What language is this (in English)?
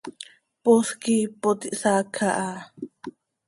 Seri